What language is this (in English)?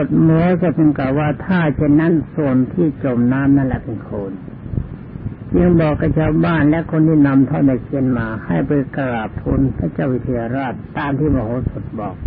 Thai